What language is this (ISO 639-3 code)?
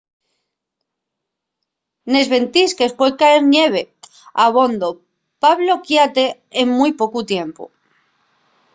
ast